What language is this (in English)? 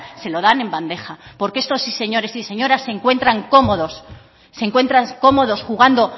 Spanish